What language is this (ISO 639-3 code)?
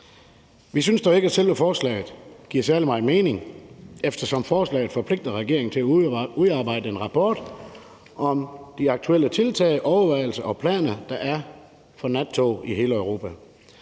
dan